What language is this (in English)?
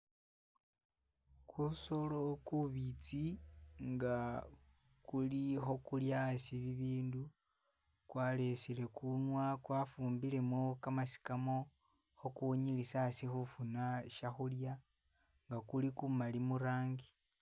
Masaaba